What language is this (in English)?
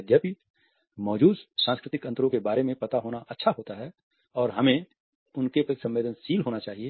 Hindi